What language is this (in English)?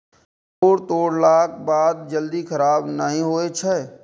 Maithili